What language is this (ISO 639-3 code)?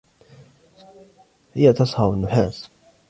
ara